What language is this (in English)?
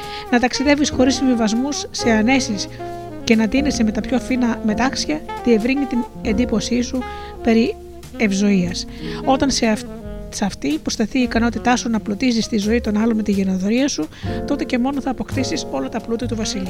Greek